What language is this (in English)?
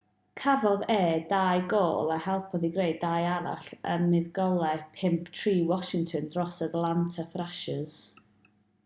Welsh